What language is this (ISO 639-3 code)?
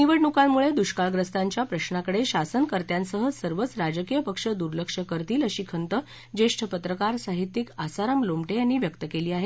mar